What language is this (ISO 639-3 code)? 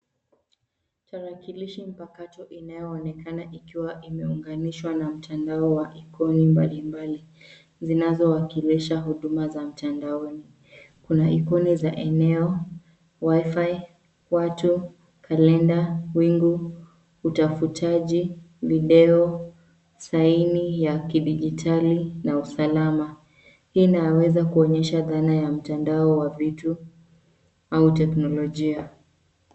swa